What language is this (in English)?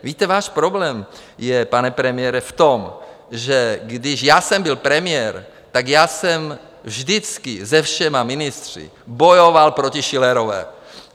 Czech